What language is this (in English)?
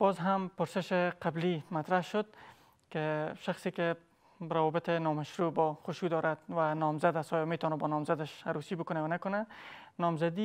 Persian